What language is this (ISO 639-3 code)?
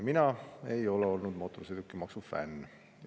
est